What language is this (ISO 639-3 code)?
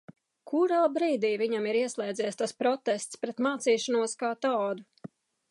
lav